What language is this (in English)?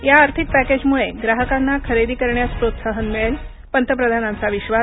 Marathi